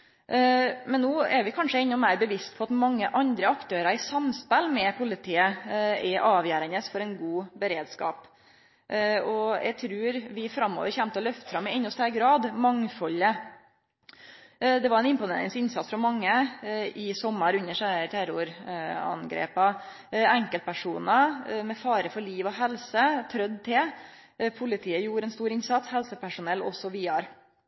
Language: Norwegian Nynorsk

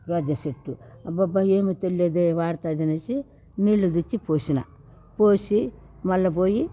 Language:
Telugu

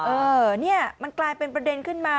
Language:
Thai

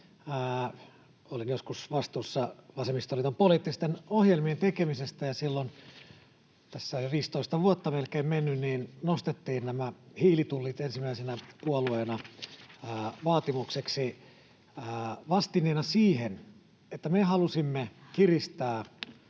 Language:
Finnish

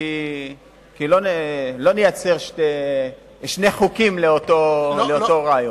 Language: Hebrew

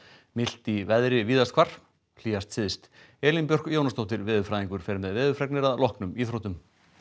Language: Icelandic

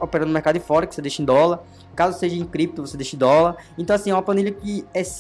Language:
Portuguese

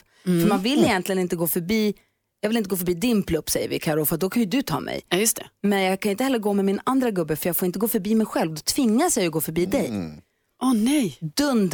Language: Swedish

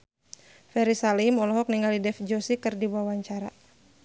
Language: Sundanese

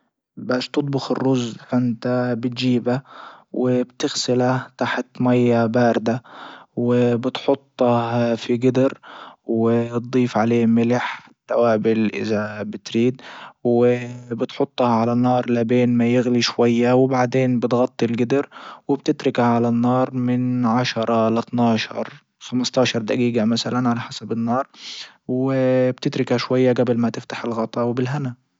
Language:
Libyan Arabic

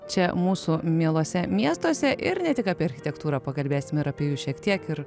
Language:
Lithuanian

